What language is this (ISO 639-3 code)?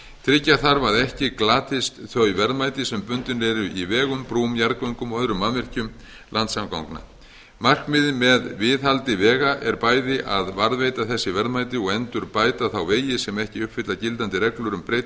isl